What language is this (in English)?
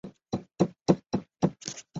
Chinese